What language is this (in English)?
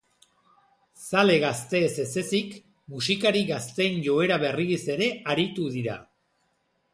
Basque